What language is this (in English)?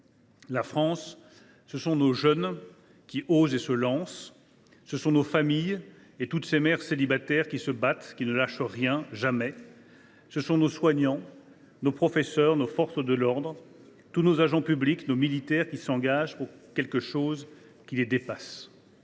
French